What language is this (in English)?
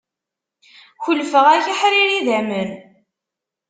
Kabyle